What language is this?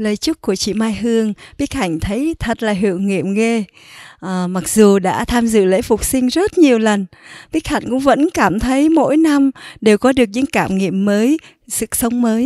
Vietnamese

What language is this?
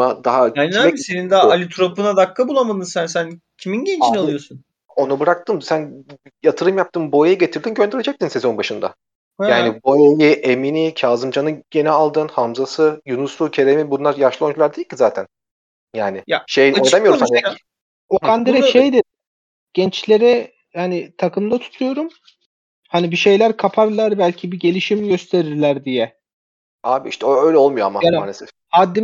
Turkish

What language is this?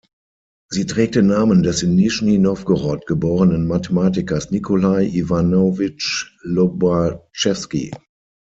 German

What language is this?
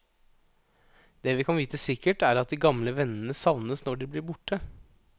Norwegian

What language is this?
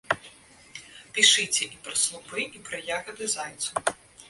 Belarusian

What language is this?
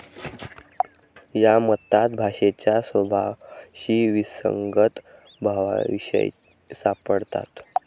Marathi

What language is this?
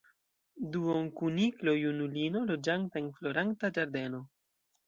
Esperanto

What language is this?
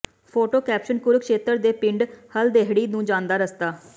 Punjabi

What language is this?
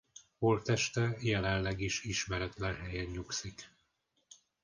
Hungarian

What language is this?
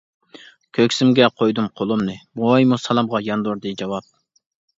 Uyghur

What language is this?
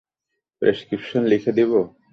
Bangla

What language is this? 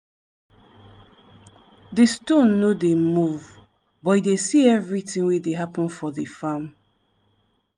Nigerian Pidgin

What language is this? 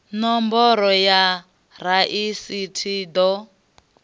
Venda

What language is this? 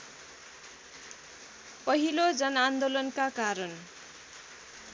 Nepali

